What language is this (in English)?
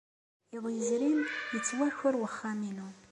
Kabyle